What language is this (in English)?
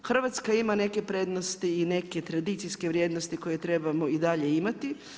Croatian